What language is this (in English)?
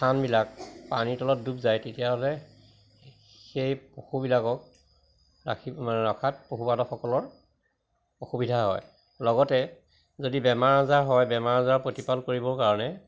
Assamese